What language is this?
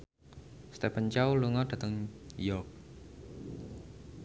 Javanese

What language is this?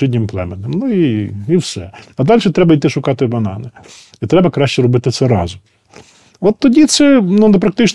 Ukrainian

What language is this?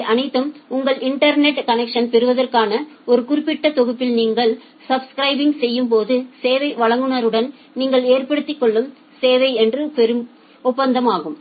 Tamil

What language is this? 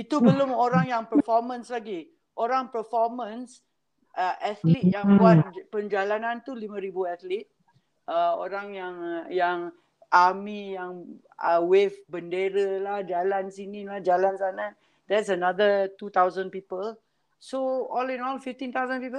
Malay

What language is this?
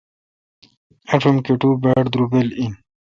Kalkoti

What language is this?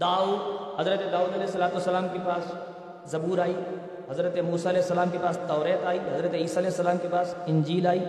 Urdu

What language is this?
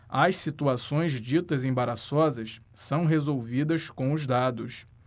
Portuguese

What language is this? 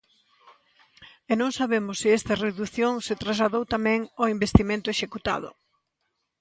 Galician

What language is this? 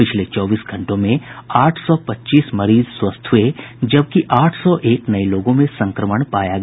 Hindi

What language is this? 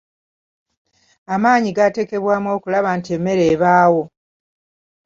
Ganda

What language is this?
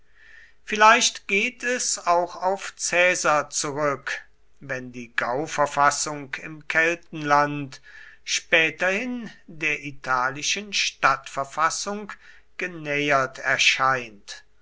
German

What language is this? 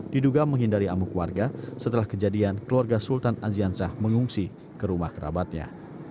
Indonesian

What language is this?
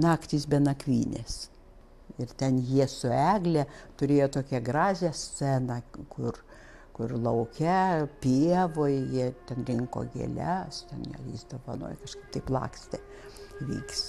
Lithuanian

